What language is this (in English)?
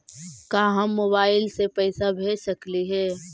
Magahi